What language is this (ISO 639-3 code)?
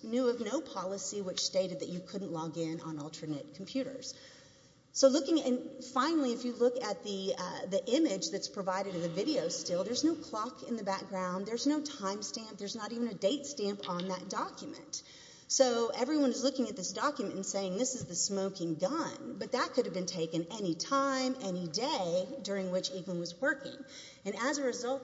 eng